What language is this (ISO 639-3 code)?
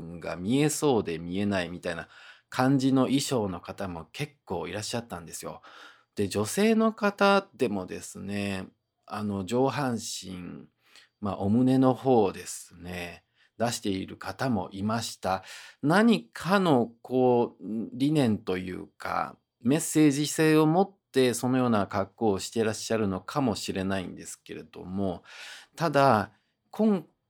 jpn